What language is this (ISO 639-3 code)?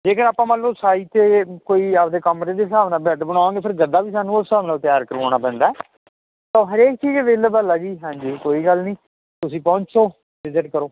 pan